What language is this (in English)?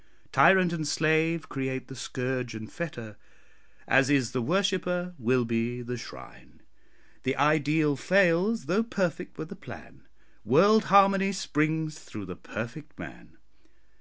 English